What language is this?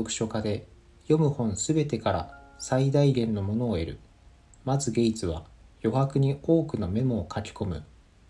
Japanese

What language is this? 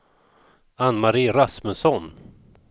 Swedish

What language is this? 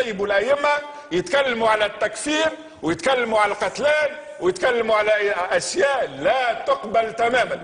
Arabic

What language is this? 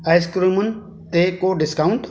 Sindhi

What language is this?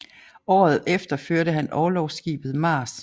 Danish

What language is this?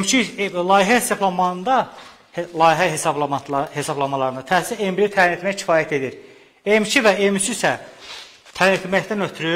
Turkish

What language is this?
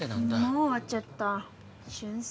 Japanese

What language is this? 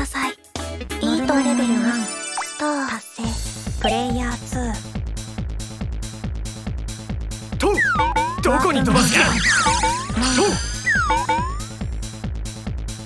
Japanese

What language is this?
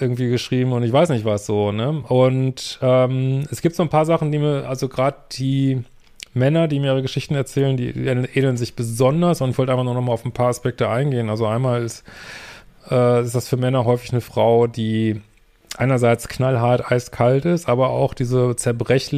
German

